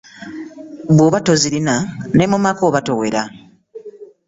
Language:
Ganda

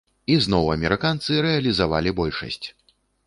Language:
Belarusian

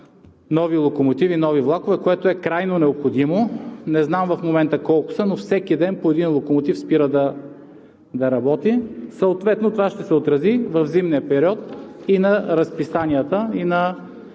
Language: Bulgarian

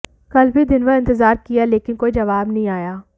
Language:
Hindi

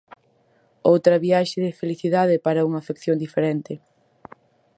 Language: Galician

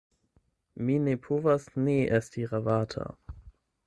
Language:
Esperanto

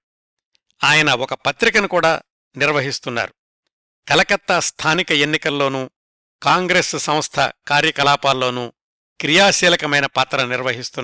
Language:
Telugu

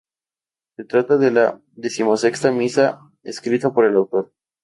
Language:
Spanish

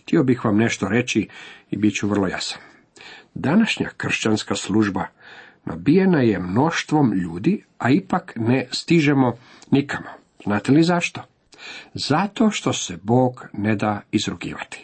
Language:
Croatian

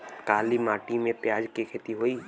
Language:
Bhojpuri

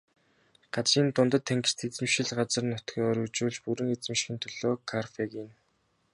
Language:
Mongolian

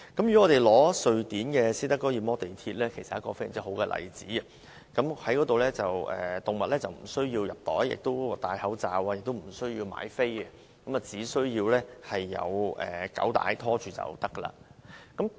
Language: Cantonese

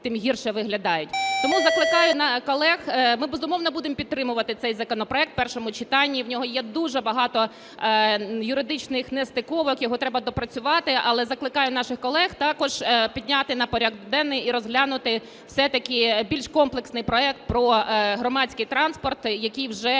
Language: Ukrainian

